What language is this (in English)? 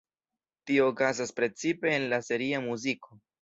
Esperanto